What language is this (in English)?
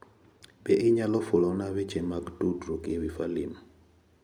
Luo (Kenya and Tanzania)